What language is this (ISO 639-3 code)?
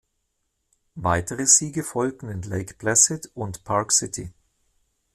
deu